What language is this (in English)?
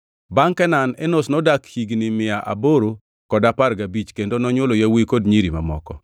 Luo (Kenya and Tanzania)